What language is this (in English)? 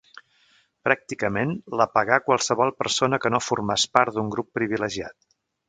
Catalan